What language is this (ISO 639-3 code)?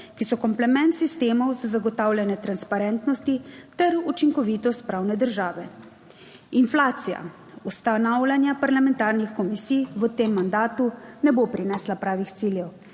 slv